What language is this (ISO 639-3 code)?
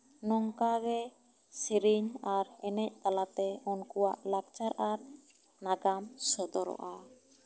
sat